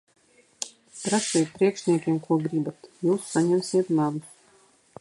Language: Latvian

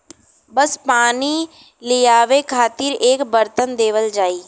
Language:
Bhojpuri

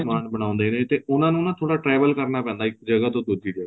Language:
Punjabi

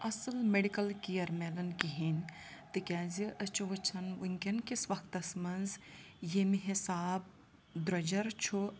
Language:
Kashmiri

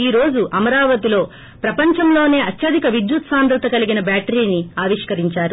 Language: Telugu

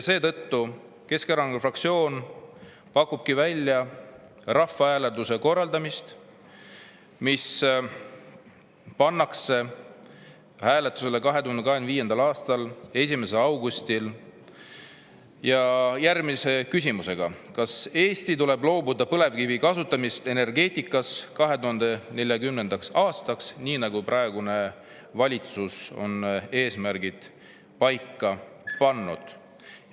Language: Estonian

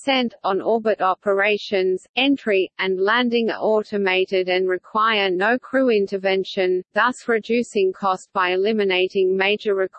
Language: English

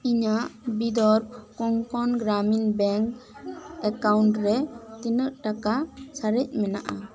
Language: Santali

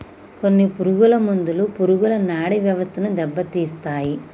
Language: Telugu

